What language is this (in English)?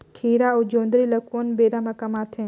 Chhattisgarhi